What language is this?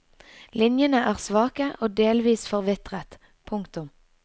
Norwegian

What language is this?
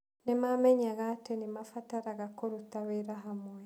Kikuyu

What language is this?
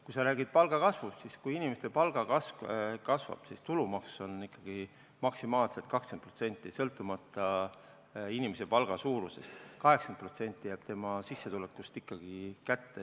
Estonian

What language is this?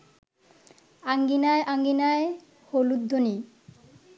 Bangla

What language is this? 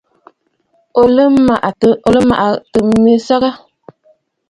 Bafut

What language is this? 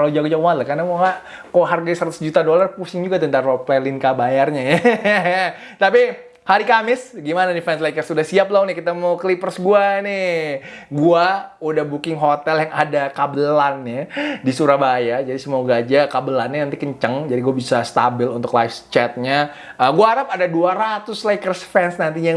Indonesian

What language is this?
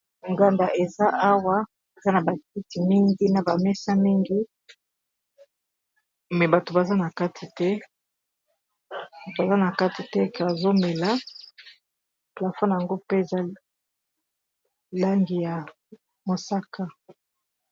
Lingala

